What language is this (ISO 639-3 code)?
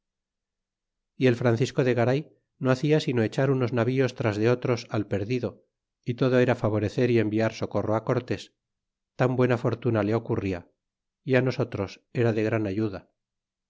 spa